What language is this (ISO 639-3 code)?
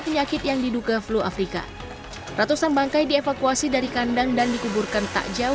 ind